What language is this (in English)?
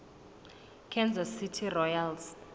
Southern Sotho